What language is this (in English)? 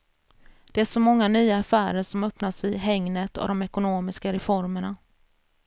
Swedish